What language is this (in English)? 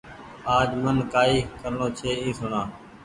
Goaria